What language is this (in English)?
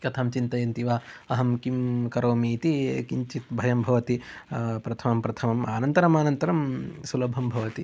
Sanskrit